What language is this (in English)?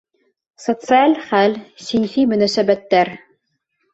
Bashkir